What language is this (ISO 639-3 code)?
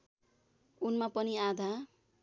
nep